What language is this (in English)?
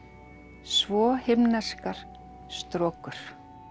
Icelandic